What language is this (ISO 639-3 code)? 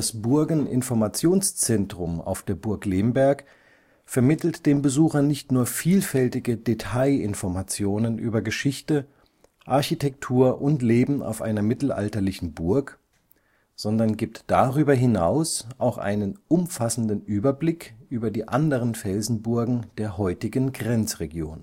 deu